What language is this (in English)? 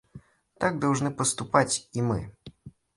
Russian